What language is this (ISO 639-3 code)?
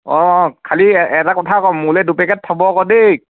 asm